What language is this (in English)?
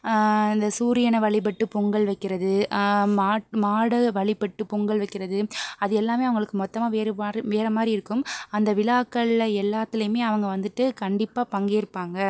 Tamil